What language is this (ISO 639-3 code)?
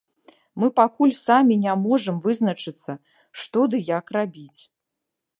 bel